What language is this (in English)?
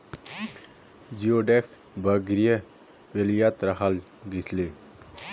Magahi